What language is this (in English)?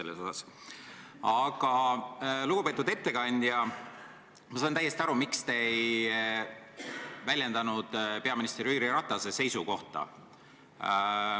Estonian